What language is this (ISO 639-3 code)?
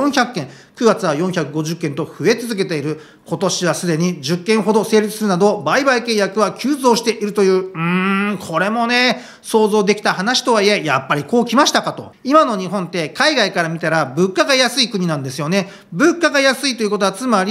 jpn